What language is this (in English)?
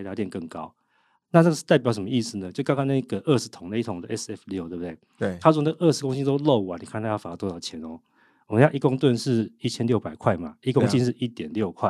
Chinese